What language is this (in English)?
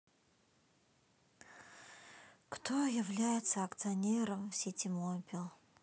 Russian